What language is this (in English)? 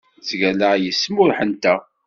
Kabyle